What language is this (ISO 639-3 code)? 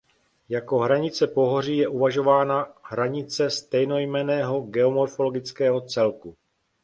ces